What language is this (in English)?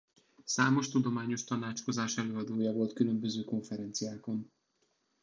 Hungarian